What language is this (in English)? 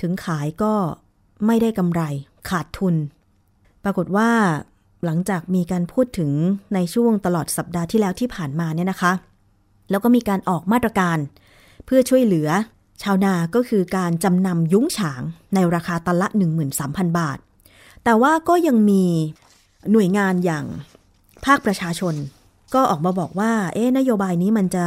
Thai